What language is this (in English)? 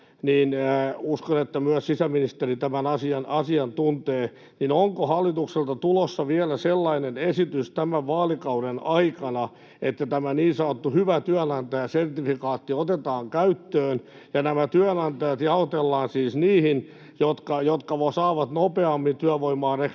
Finnish